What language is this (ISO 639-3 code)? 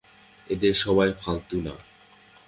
ben